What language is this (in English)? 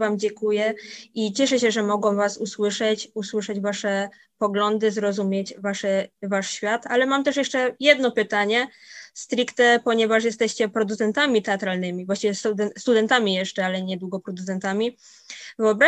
Polish